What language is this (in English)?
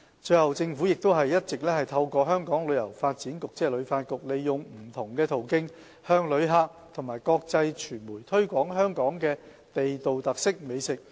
Cantonese